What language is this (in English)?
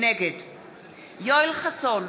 Hebrew